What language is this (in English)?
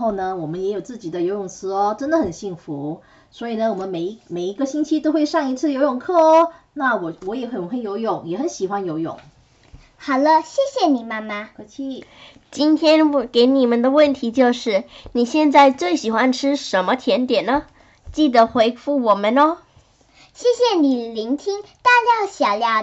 Chinese